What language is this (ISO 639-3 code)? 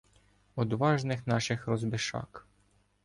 ukr